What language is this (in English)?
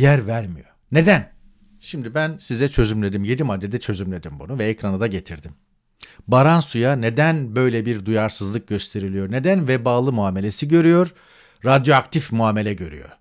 Turkish